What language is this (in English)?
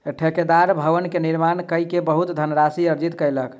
Maithili